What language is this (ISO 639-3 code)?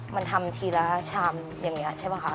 tha